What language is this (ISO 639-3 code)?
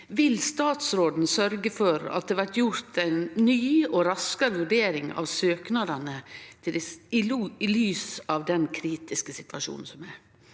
nor